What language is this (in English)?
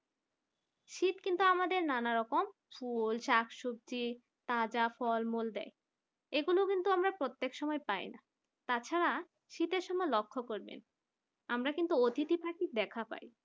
Bangla